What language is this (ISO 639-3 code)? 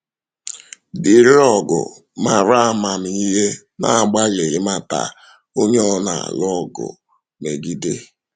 ibo